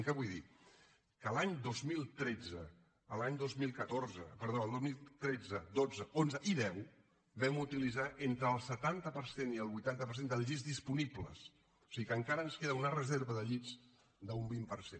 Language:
Catalan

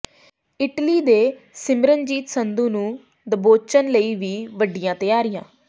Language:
Punjabi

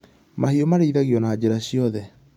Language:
Kikuyu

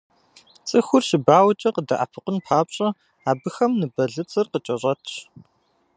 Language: Kabardian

